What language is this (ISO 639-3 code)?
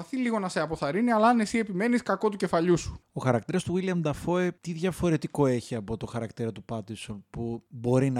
ell